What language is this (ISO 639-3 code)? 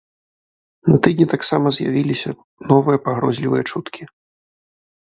bel